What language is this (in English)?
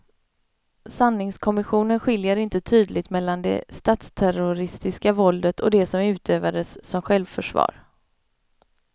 Swedish